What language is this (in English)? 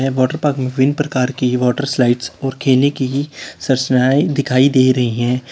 Hindi